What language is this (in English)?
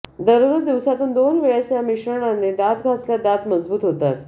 Marathi